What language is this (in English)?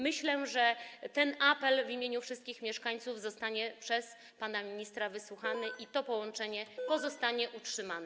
Polish